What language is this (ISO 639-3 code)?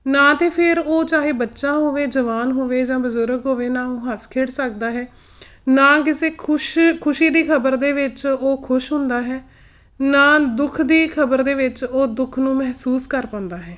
pan